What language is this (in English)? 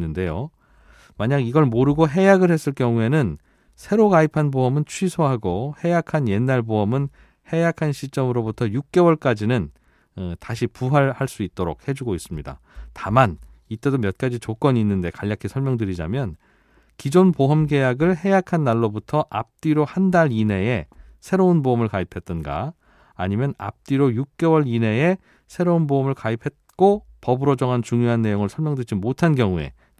Korean